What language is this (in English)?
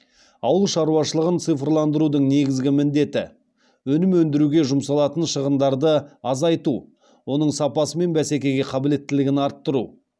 Kazakh